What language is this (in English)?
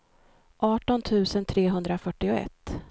Swedish